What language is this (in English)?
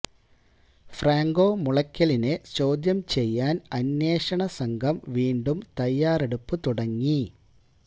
Malayalam